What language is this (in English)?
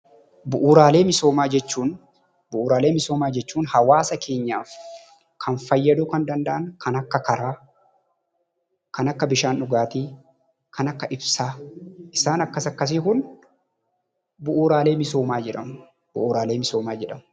Oromo